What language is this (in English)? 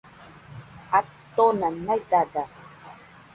Nüpode Huitoto